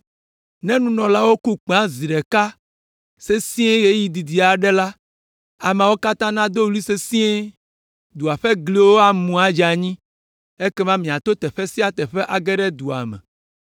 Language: Ewe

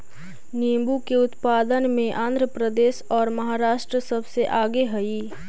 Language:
Magahi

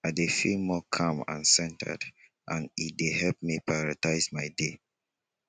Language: Nigerian Pidgin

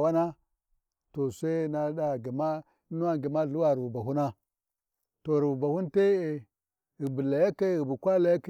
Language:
Warji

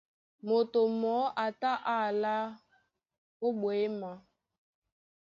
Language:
Duala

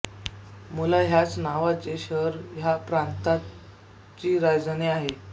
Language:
Marathi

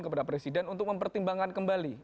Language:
Indonesian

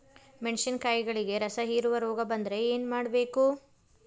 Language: Kannada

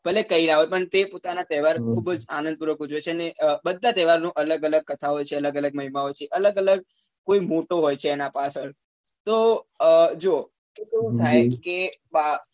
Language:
Gujarati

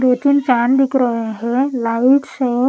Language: Hindi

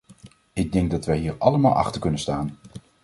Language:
Dutch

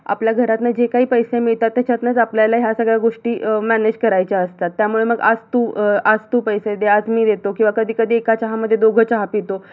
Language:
Marathi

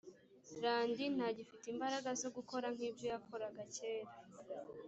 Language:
Kinyarwanda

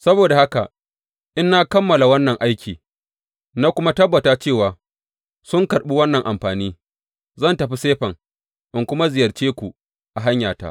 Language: Hausa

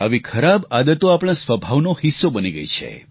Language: Gujarati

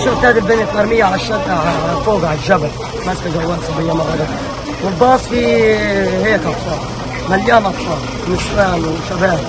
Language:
Arabic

